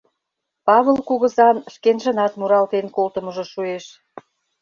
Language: Mari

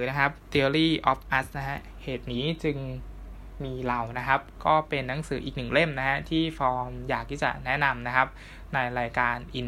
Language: Thai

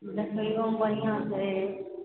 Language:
Maithili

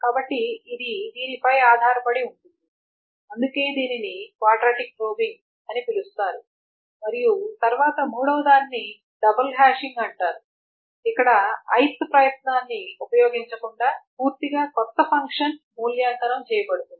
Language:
Telugu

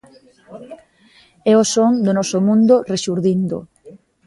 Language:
Galician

